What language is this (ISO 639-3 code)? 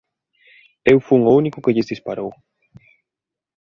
glg